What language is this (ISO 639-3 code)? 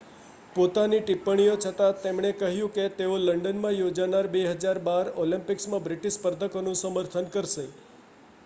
guj